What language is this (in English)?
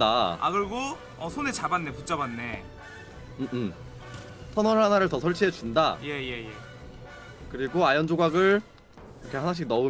Korean